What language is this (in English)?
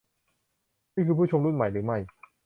Thai